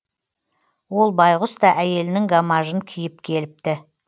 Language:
Kazakh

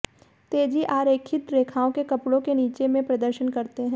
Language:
Hindi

